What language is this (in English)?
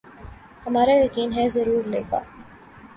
Urdu